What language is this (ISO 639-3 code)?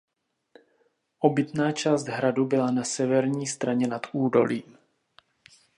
ces